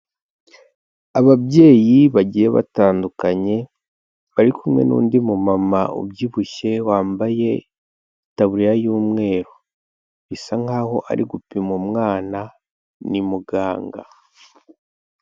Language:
Kinyarwanda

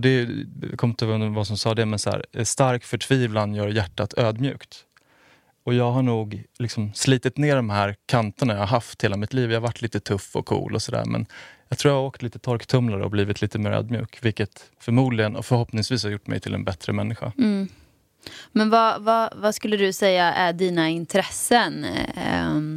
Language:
Swedish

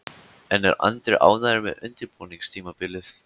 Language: Icelandic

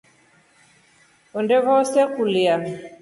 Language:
Rombo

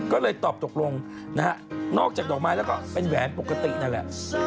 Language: Thai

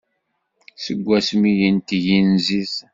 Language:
Kabyle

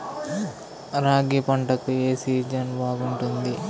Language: Telugu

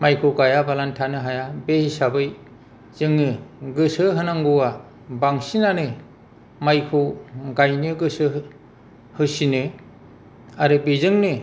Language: Bodo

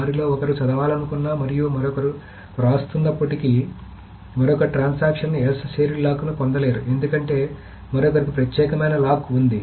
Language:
Telugu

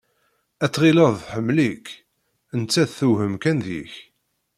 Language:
Kabyle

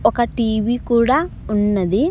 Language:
Telugu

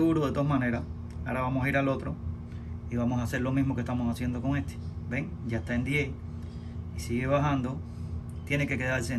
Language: Spanish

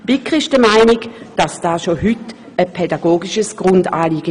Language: Swiss German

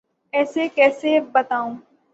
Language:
Urdu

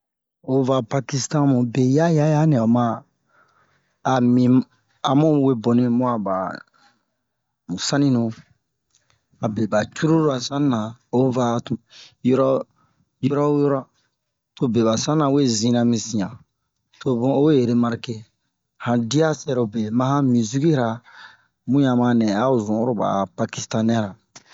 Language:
Bomu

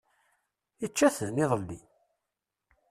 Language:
Kabyle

